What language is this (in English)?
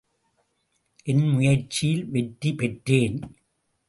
Tamil